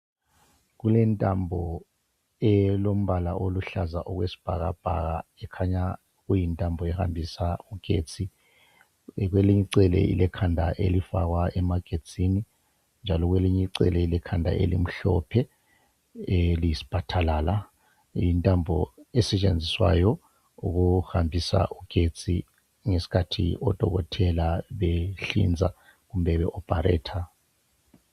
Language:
North Ndebele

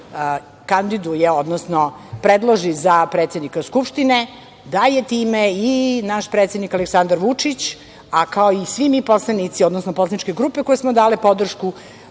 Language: Serbian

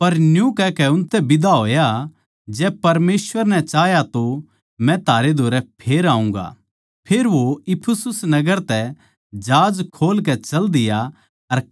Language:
Haryanvi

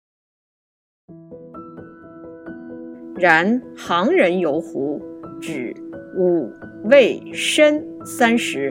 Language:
Chinese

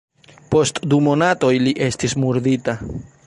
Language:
Esperanto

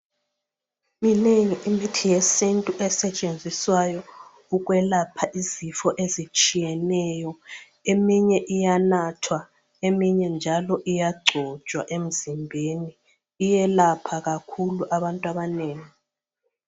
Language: North Ndebele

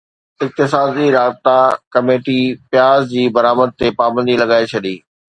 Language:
Sindhi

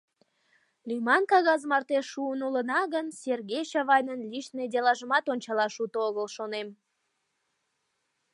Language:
Mari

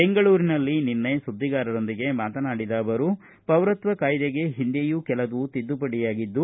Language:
Kannada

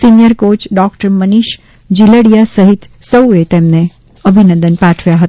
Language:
Gujarati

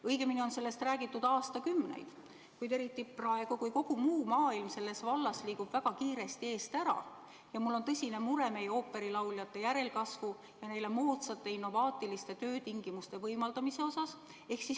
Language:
Estonian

